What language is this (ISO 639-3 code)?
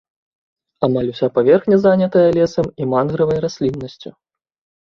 bel